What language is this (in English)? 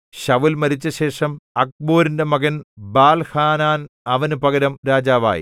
Malayalam